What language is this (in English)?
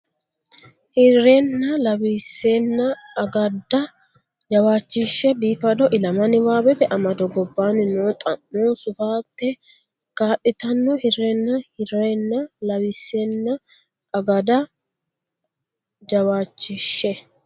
Sidamo